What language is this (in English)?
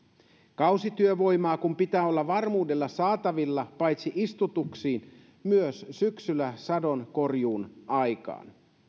Finnish